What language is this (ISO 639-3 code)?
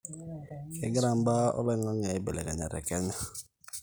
mas